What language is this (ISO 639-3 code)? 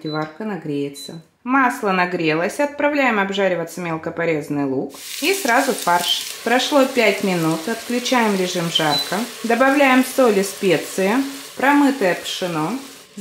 rus